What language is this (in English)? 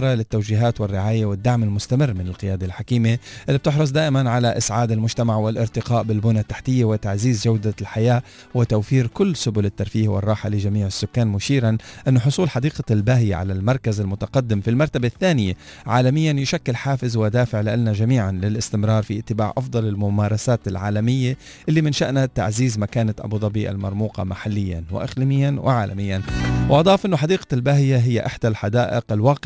Arabic